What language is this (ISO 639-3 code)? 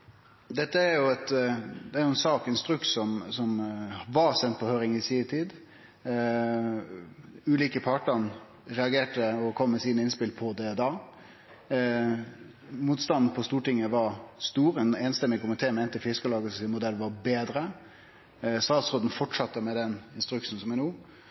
nno